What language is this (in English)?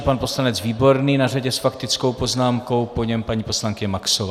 Czech